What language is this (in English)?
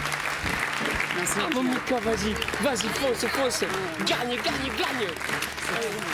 French